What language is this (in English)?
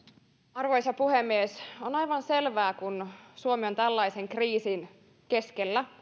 Finnish